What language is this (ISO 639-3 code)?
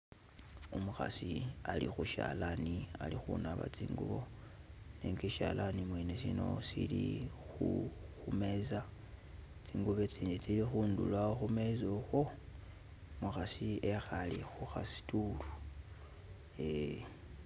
myx